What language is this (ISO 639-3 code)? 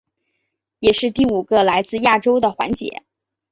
zho